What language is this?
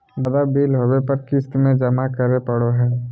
Magahi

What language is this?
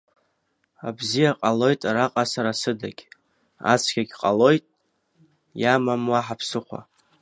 Abkhazian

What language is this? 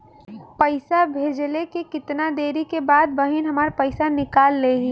Bhojpuri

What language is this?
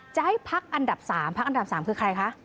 Thai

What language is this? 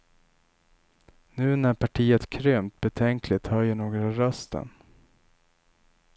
Swedish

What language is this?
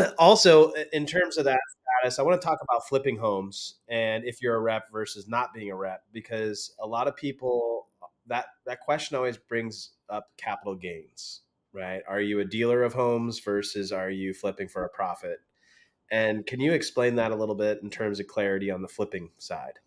English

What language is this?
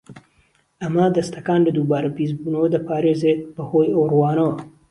Central Kurdish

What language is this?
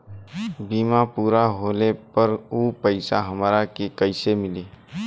Bhojpuri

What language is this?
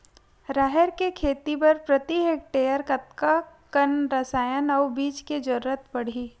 Chhattisgarhi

